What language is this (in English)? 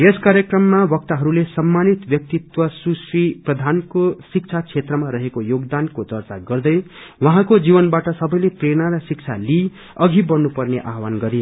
Nepali